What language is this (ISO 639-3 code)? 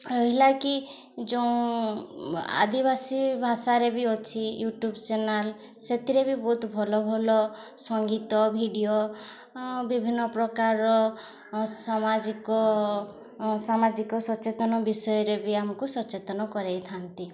ori